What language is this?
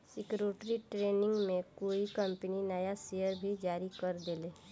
Bhojpuri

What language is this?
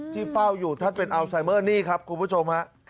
Thai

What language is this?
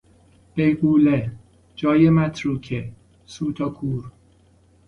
Persian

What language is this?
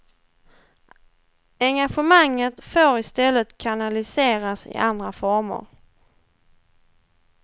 Swedish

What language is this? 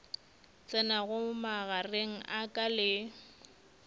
Northern Sotho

